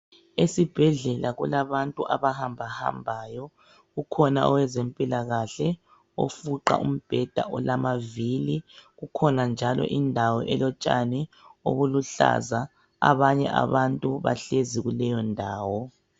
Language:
North Ndebele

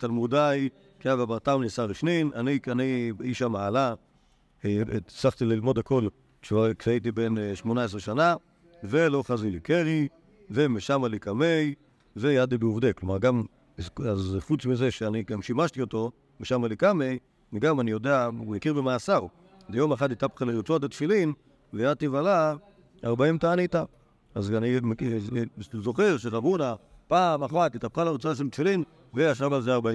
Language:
Hebrew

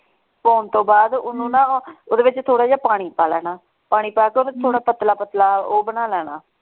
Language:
Punjabi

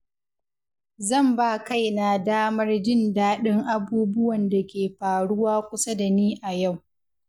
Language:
Hausa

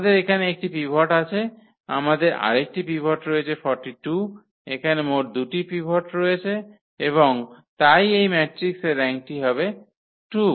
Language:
Bangla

